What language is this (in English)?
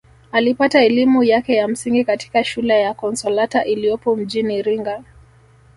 Swahili